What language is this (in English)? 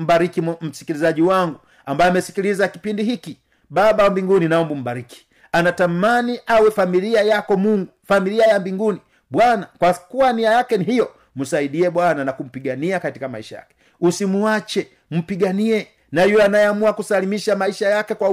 Swahili